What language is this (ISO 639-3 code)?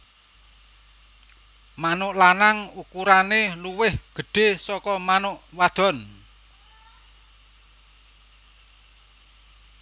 jav